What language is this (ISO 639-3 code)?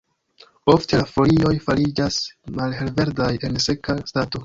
epo